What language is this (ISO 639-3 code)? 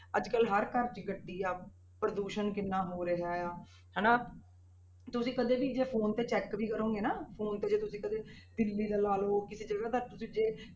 pan